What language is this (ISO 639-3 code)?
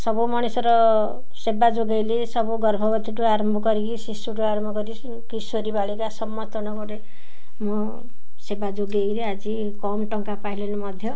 ori